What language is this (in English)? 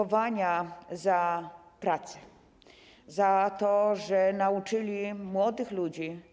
Polish